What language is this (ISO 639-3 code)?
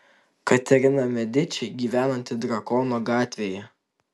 lit